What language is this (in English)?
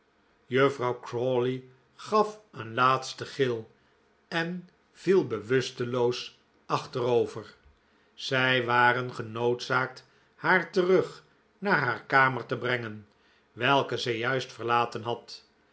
Dutch